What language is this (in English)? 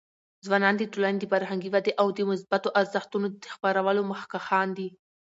Pashto